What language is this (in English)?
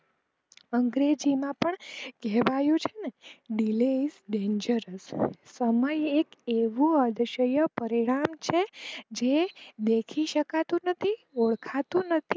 Gujarati